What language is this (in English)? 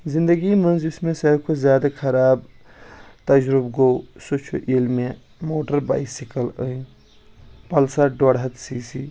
Kashmiri